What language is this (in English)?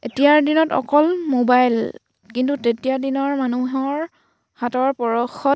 Assamese